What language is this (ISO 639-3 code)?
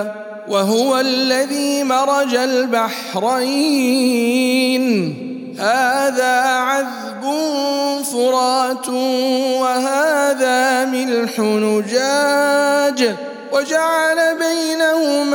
ara